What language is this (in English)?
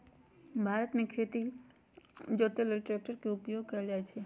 Magahi